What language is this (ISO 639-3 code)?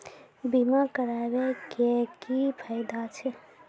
mai